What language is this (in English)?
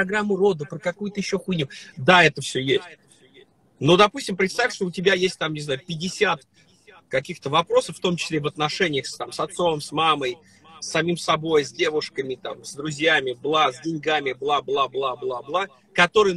Russian